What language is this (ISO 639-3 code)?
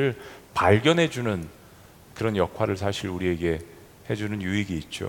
kor